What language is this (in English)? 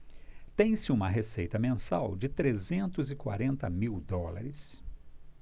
Portuguese